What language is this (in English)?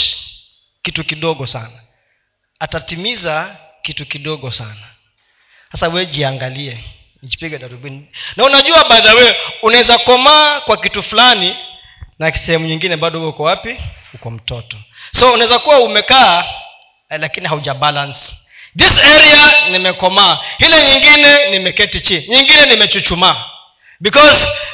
Swahili